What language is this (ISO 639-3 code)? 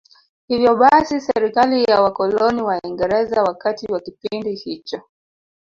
swa